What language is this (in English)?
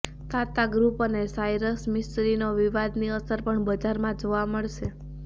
Gujarati